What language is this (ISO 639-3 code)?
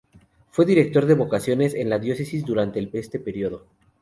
spa